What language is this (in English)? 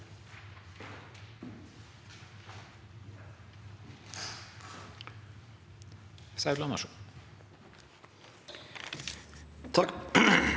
Norwegian